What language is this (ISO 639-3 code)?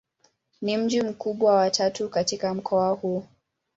swa